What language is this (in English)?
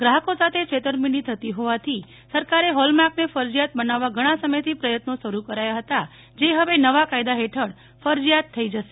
Gujarati